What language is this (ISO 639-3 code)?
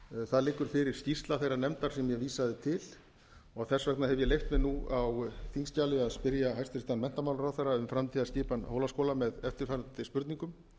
isl